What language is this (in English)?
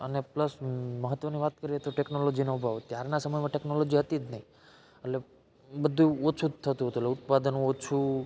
Gujarati